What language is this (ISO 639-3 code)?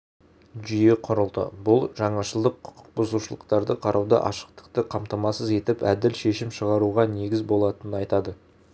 kaz